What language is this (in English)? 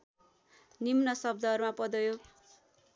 Nepali